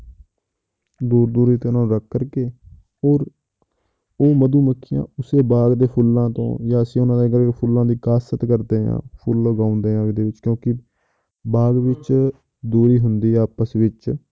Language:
Punjabi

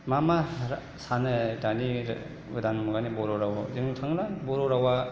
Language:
Bodo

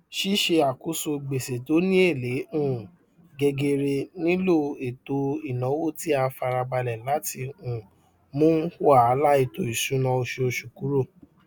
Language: Yoruba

